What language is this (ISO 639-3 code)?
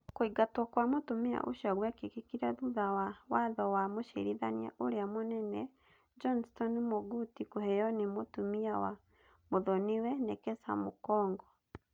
kik